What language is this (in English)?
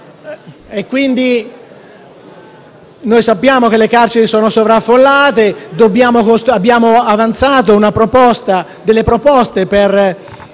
Italian